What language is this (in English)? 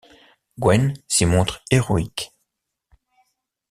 French